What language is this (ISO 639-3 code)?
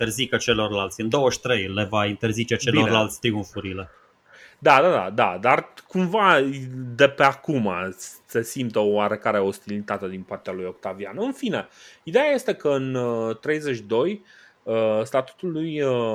ron